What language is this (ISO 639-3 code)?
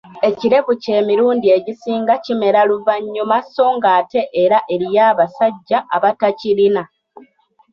lug